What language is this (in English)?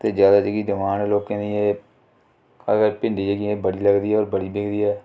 Dogri